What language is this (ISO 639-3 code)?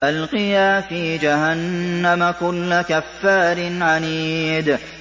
ara